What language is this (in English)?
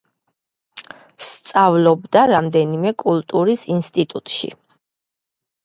Georgian